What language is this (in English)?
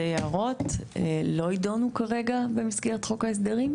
Hebrew